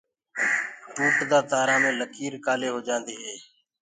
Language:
Gurgula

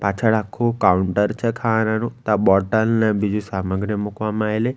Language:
Gujarati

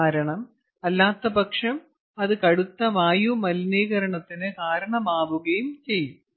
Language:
Malayalam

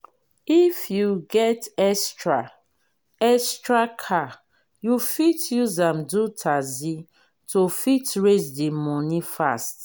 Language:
Nigerian Pidgin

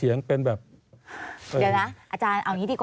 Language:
Thai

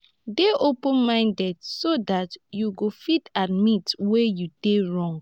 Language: Nigerian Pidgin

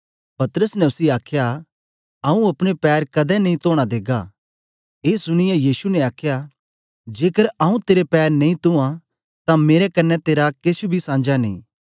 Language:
Dogri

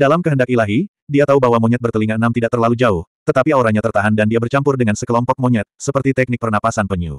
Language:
Indonesian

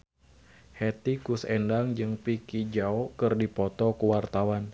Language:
Sundanese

